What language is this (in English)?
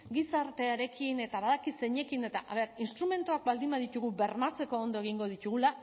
Basque